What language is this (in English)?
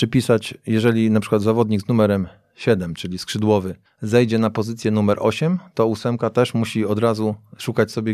Polish